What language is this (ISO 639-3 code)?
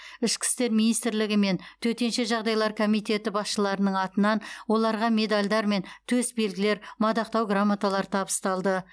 kaz